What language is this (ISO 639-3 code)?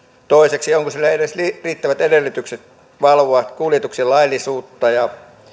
fin